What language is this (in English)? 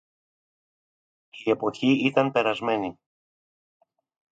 Greek